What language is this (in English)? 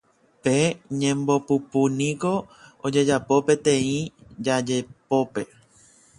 Guarani